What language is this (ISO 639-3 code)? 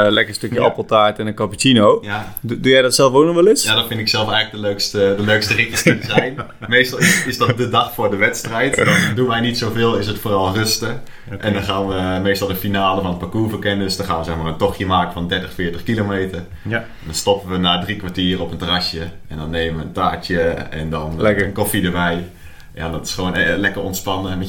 nld